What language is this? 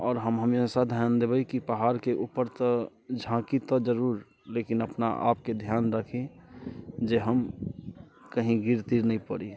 Maithili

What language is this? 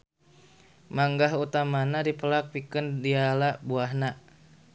Sundanese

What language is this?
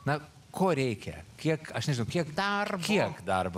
Lithuanian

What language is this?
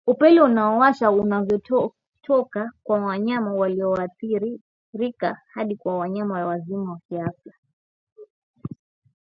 Swahili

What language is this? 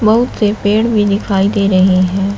Hindi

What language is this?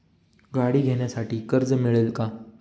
Marathi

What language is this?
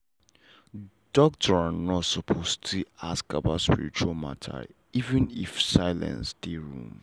Nigerian Pidgin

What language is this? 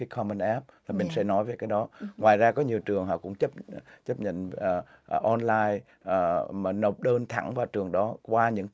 Vietnamese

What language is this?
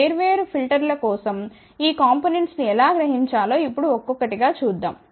Telugu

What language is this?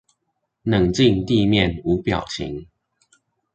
Chinese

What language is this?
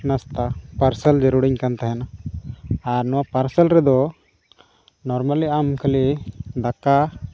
Santali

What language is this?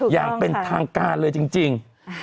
Thai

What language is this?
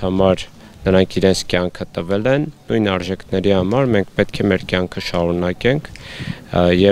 Romanian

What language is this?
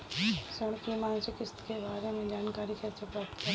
Hindi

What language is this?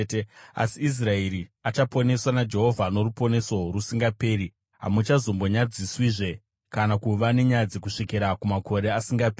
Shona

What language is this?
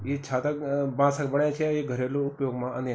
Garhwali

